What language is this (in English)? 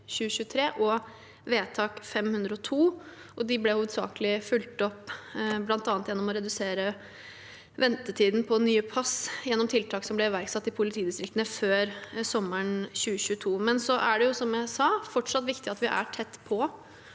Norwegian